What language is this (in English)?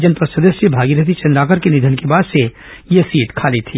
Hindi